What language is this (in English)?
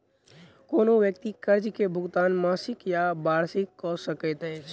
Maithili